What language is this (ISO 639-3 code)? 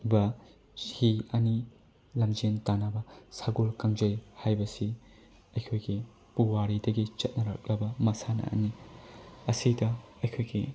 mni